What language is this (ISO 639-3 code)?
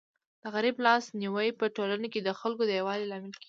pus